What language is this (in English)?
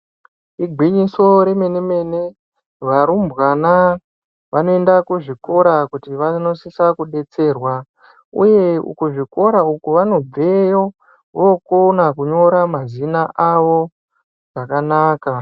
Ndau